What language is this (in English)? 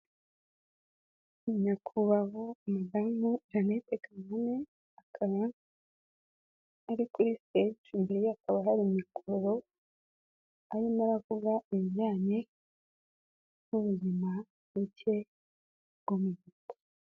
Kinyarwanda